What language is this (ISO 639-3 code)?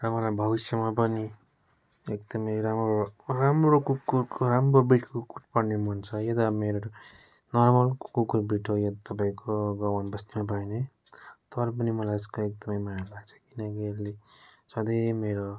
nep